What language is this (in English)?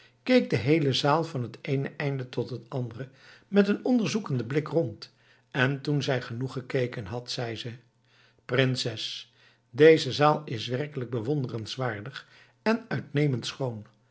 Dutch